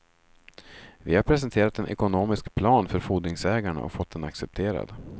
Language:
Swedish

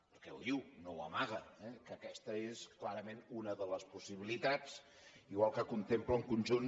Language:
Catalan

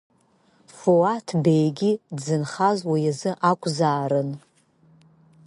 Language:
Abkhazian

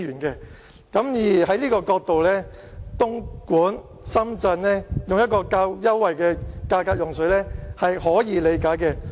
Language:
Cantonese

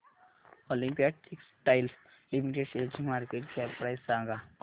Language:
Marathi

